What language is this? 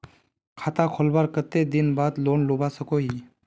Magahi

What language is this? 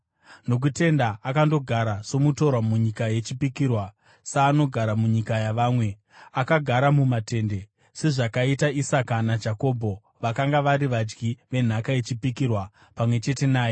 Shona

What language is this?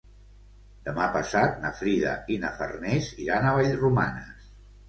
Catalan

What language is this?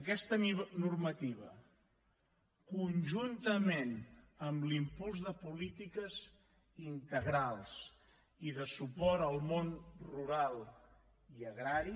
Catalan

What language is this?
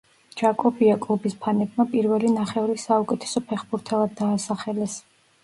Georgian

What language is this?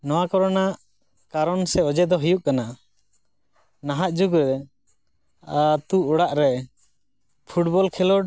Santali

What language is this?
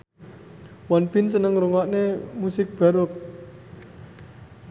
Javanese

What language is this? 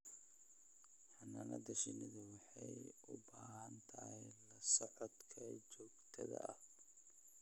Somali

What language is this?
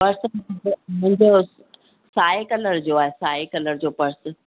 Sindhi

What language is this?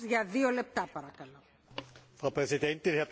German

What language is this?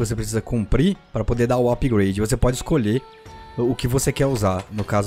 Portuguese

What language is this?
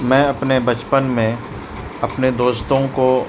Urdu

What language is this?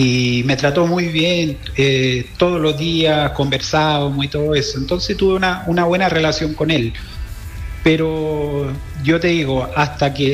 Spanish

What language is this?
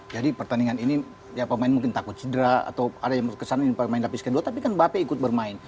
Indonesian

